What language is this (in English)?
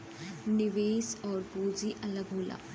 Bhojpuri